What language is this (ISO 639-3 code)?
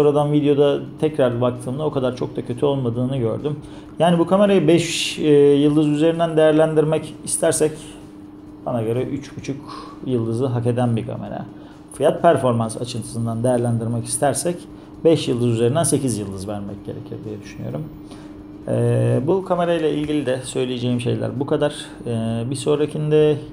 tur